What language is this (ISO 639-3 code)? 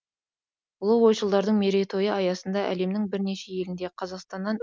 kaz